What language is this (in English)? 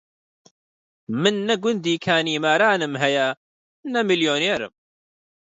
Central Kurdish